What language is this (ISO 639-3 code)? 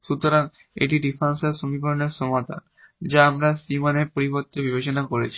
ben